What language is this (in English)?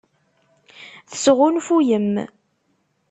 Kabyle